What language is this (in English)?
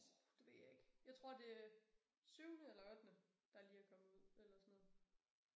Danish